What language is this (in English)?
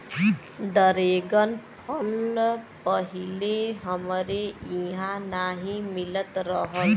Bhojpuri